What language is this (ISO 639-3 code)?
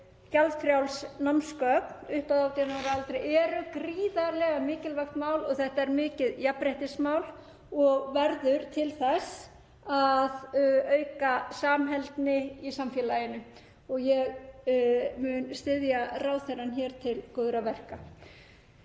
isl